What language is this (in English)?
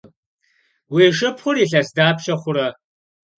Kabardian